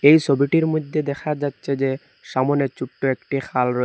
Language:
Bangla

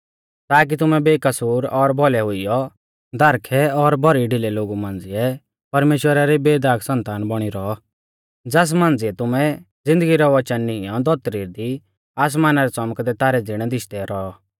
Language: Mahasu Pahari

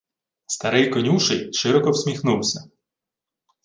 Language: Ukrainian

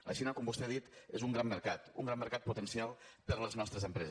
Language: Catalan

